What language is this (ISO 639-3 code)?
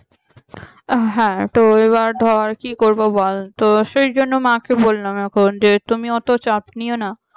ben